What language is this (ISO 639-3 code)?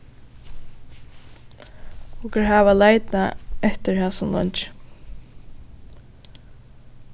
fao